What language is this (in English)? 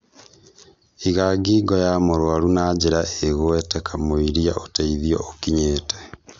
Kikuyu